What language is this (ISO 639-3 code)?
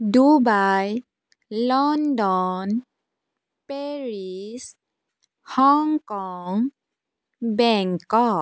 asm